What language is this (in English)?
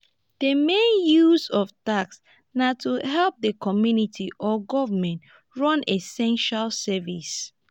Nigerian Pidgin